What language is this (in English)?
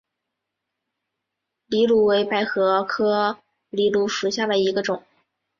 Chinese